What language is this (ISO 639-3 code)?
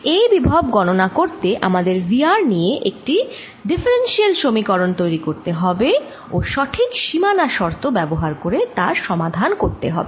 ben